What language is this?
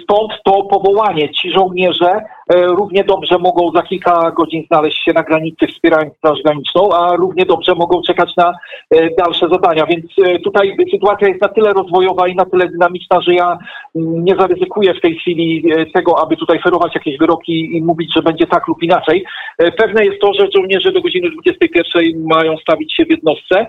Polish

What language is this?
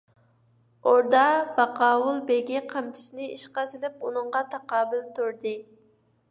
Uyghur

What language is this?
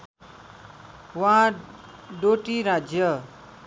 Nepali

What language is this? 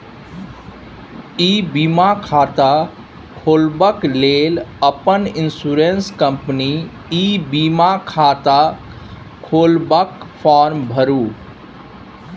Maithili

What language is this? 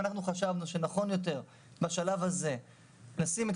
Hebrew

